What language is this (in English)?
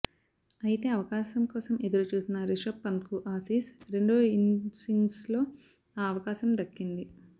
Telugu